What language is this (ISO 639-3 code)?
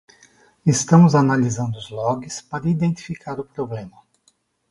por